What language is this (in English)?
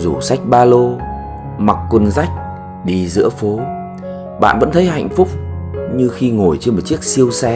Vietnamese